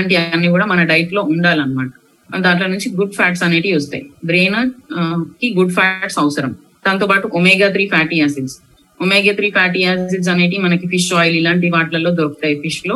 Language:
Telugu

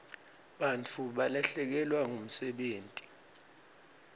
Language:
Swati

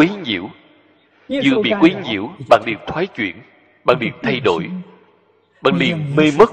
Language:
Vietnamese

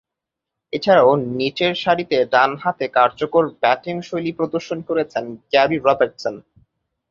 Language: Bangla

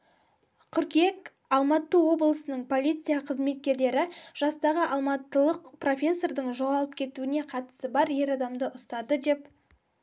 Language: Kazakh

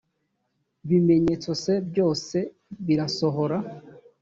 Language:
Kinyarwanda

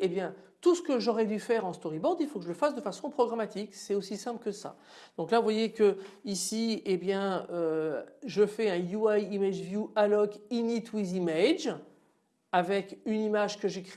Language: French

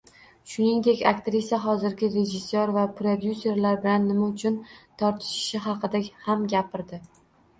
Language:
Uzbek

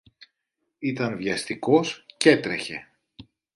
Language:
Greek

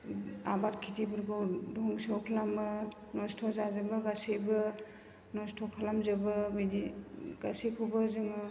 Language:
Bodo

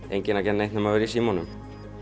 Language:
Icelandic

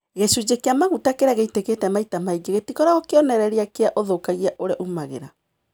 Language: Kikuyu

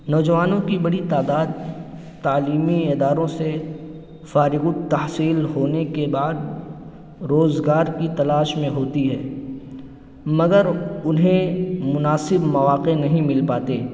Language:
Urdu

